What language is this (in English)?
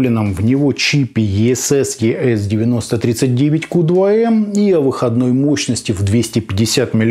Russian